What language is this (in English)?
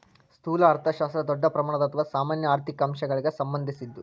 Kannada